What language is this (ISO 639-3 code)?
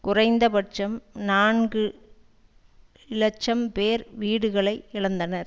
tam